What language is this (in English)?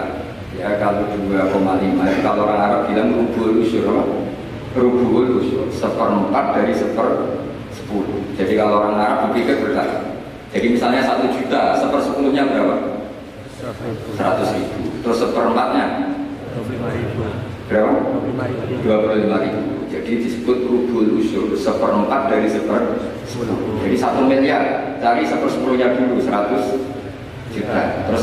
Indonesian